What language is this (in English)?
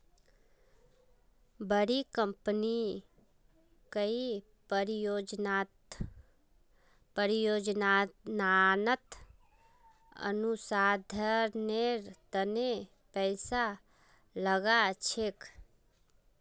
Magahi